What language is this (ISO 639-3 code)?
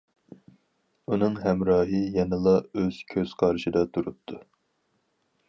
uig